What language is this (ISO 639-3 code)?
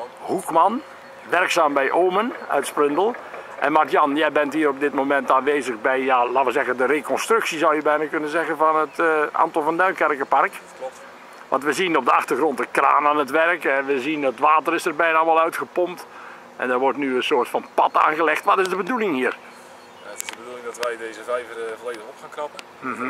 nld